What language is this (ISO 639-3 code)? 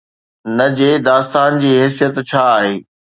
snd